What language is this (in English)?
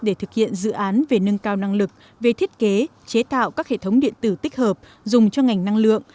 Vietnamese